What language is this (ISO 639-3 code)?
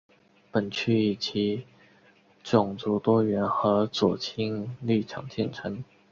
zho